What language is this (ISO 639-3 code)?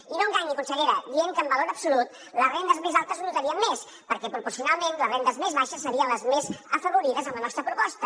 cat